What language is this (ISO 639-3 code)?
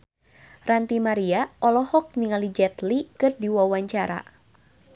sun